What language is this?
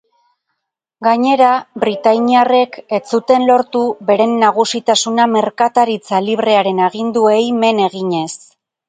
Basque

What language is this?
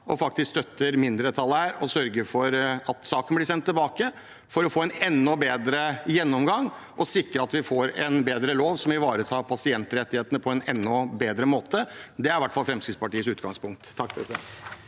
Norwegian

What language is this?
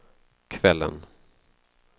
Swedish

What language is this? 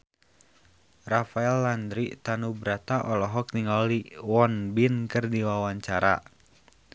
Sundanese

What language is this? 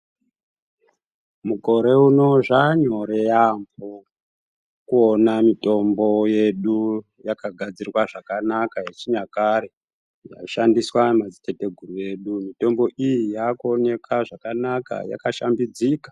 Ndau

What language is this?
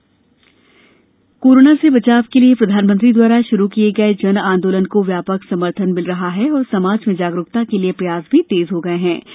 Hindi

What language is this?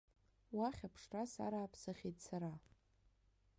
Abkhazian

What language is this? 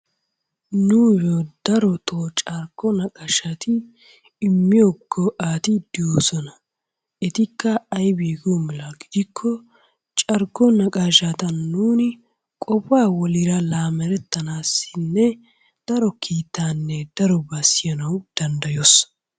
Wolaytta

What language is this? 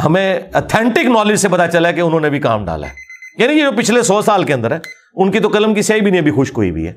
Urdu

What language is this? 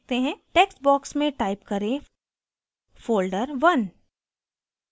Hindi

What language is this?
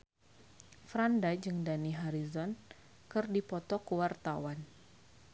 Sundanese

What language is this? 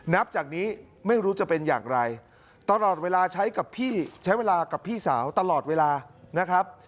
Thai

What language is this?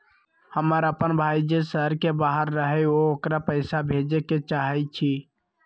Magahi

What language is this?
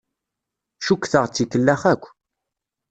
Kabyle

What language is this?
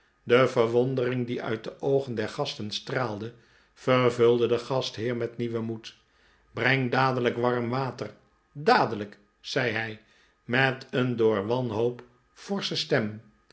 Dutch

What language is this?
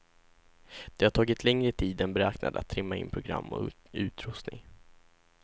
Swedish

